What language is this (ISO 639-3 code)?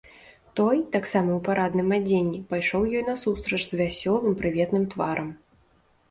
bel